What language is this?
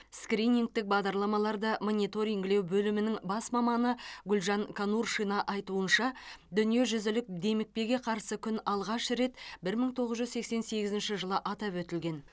Kazakh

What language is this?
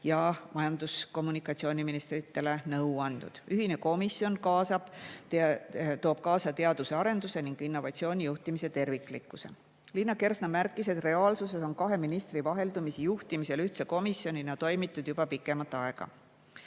Estonian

